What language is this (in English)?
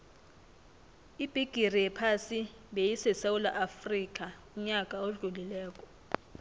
South Ndebele